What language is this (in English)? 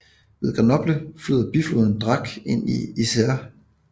Danish